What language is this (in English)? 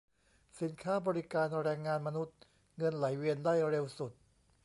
Thai